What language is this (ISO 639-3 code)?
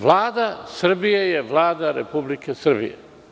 srp